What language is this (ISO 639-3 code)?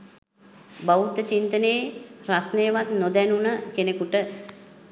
sin